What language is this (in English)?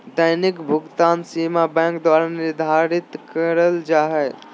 Magahi